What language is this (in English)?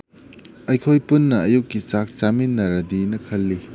Manipuri